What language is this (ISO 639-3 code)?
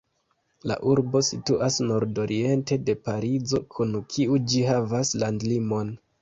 epo